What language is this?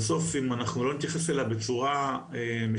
Hebrew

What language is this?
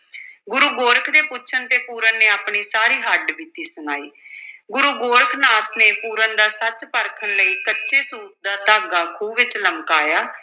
Punjabi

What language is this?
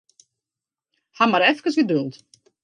Western Frisian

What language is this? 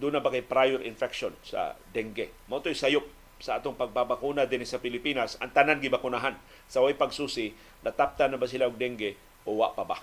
Filipino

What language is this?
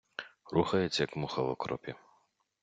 Ukrainian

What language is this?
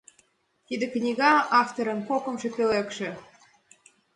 Mari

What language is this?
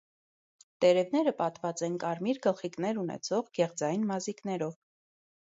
Armenian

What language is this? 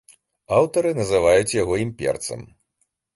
Belarusian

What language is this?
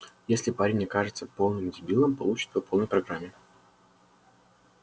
Russian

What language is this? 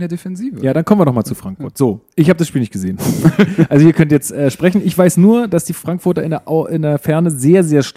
German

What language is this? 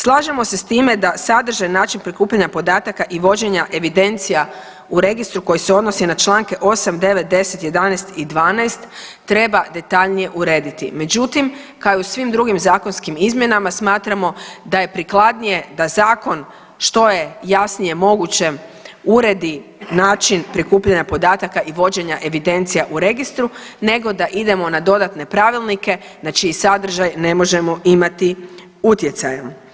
Croatian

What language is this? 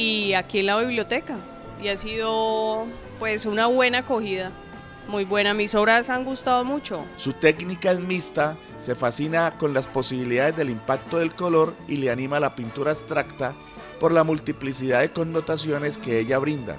Spanish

